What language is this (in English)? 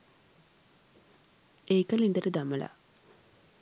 Sinhala